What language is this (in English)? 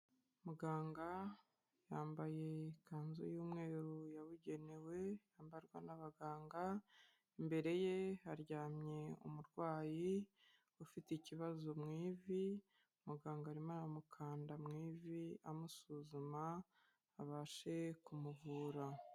Kinyarwanda